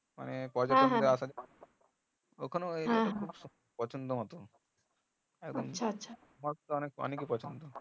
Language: Bangla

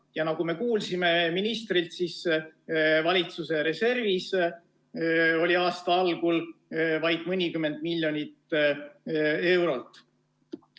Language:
Estonian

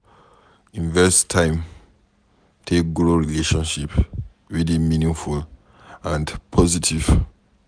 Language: Nigerian Pidgin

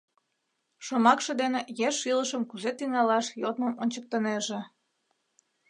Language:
Mari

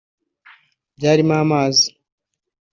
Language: Kinyarwanda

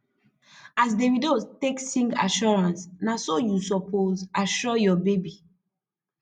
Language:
Nigerian Pidgin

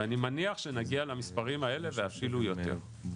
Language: Hebrew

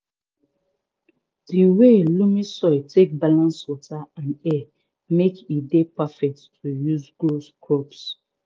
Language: Nigerian Pidgin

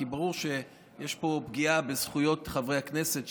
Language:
Hebrew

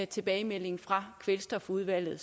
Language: Danish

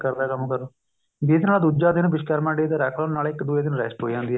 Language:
Punjabi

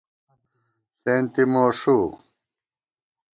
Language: Gawar-Bati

